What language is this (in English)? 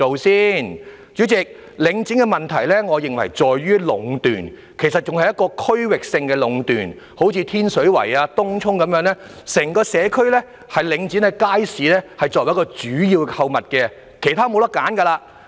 Cantonese